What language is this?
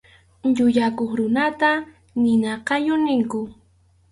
Arequipa-La Unión Quechua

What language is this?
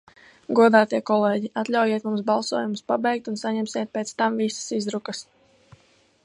Latvian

